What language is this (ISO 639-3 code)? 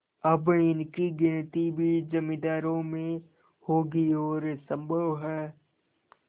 hin